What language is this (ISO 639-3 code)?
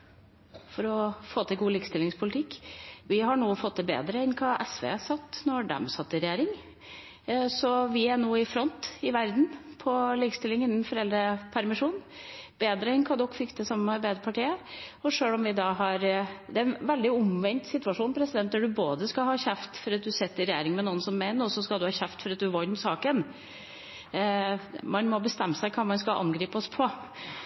nob